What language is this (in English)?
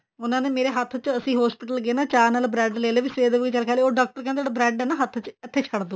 Punjabi